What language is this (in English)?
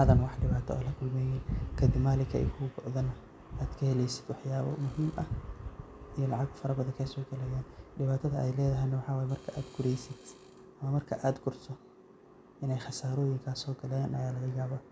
Somali